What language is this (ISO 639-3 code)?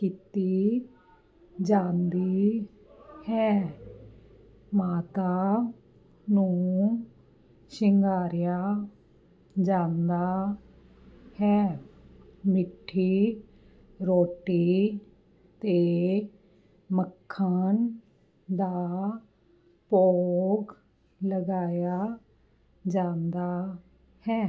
pan